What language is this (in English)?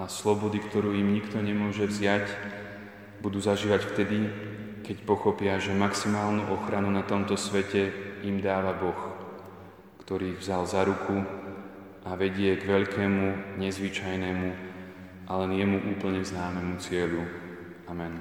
Slovak